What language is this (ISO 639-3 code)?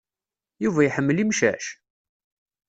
kab